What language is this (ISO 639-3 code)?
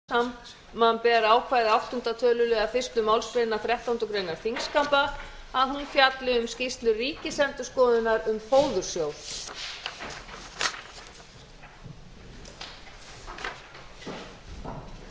isl